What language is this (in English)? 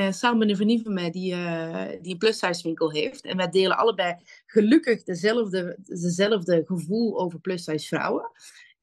Dutch